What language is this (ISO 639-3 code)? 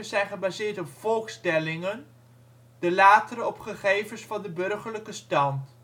nld